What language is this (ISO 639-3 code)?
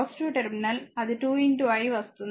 tel